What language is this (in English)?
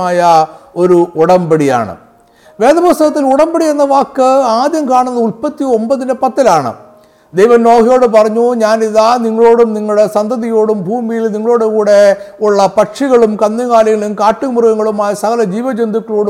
Malayalam